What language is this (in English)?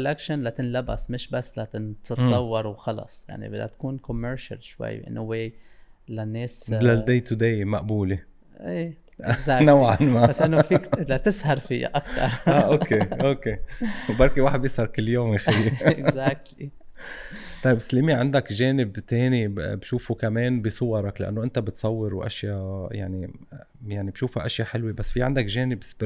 Arabic